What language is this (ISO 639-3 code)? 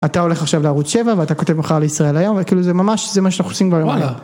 heb